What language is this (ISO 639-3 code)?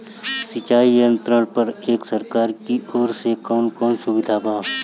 bho